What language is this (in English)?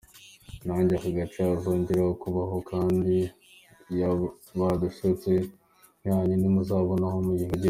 Kinyarwanda